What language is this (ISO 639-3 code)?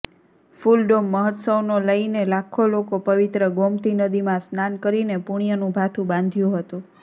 guj